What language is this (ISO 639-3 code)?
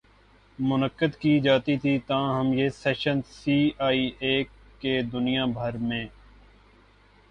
urd